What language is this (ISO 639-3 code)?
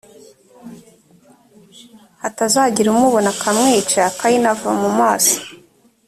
kin